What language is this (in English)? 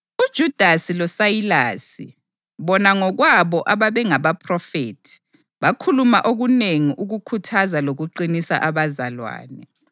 North Ndebele